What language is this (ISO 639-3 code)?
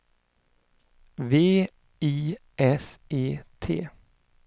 swe